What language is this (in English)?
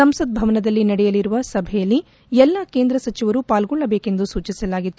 Kannada